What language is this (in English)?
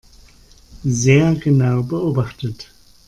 German